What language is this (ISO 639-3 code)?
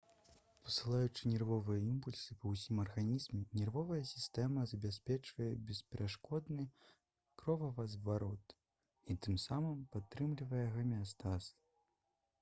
bel